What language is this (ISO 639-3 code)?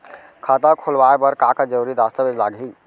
hne